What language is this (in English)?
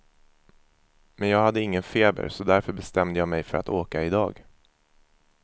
Swedish